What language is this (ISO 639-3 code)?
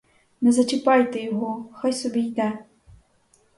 ukr